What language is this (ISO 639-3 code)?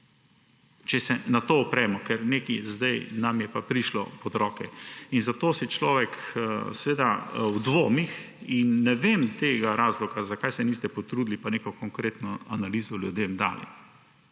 slv